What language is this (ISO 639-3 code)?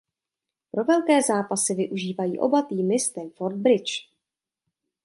ces